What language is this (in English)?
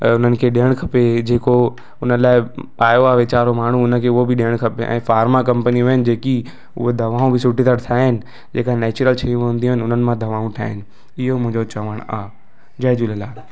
Sindhi